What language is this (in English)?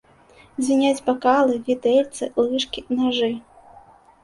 Belarusian